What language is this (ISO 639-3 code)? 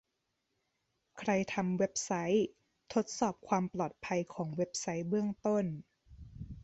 tha